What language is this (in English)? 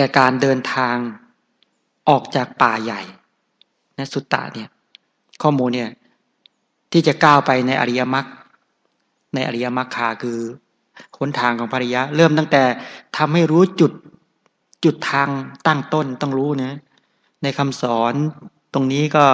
Thai